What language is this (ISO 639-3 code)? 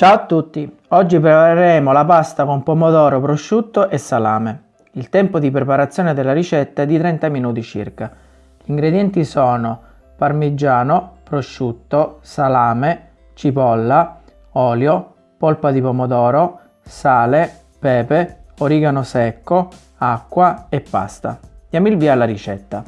ita